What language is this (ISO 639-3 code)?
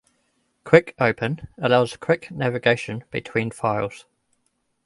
eng